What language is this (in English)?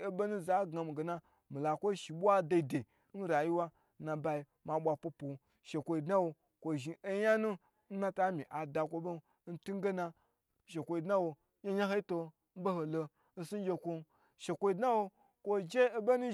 Gbagyi